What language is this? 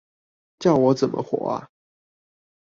Chinese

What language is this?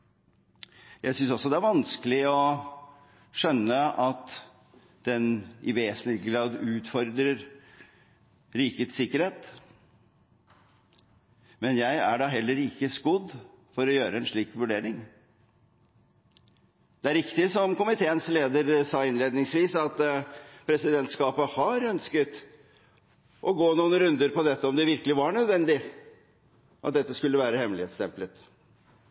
Norwegian Bokmål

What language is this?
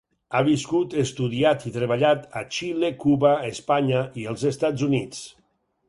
Catalan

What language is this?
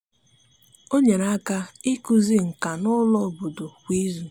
Igbo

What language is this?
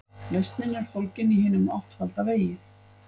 Icelandic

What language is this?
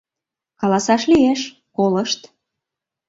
Mari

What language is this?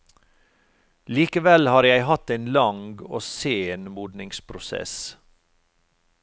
Norwegian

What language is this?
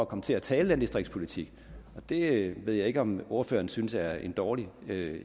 Danish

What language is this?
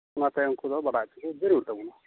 Santali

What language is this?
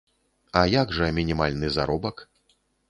Belarusian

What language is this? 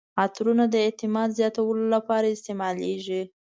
Pashto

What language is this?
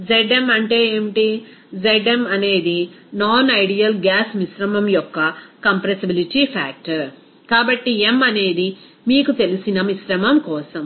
Telugu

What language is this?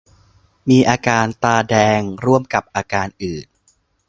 Thai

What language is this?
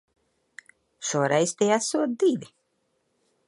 Latvian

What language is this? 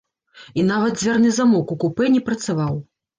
Belarusian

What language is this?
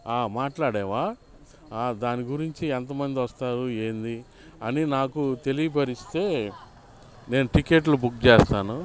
Telugu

